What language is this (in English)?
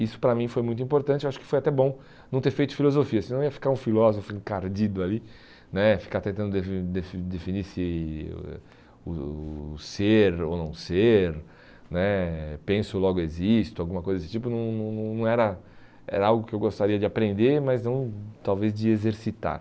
Portuguese